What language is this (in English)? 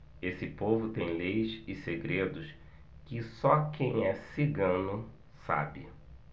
Portuguese